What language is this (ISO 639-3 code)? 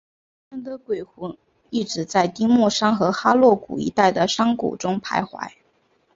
zho